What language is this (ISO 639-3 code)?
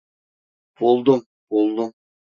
tur